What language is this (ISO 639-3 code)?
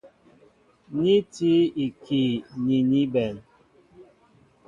mbo